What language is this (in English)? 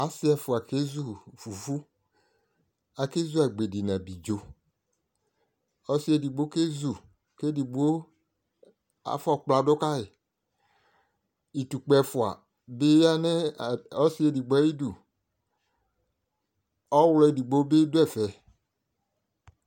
Ikposo